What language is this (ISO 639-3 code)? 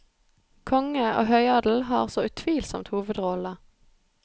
nor